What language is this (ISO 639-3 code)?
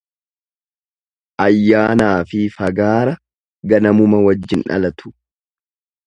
orm